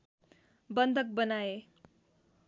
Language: Nepali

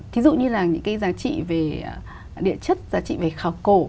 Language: Vietnamese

